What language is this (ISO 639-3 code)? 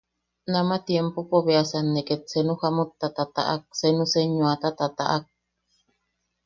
yaq